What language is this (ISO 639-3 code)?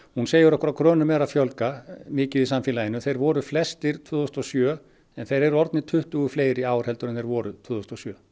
isl